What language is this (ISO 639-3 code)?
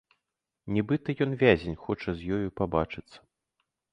bel